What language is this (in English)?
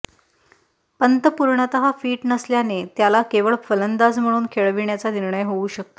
Marathi